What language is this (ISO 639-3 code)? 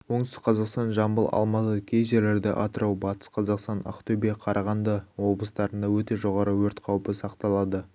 kaz